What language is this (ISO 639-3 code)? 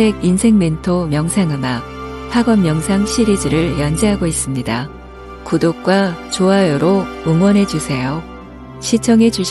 kor